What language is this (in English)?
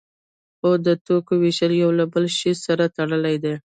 Pashto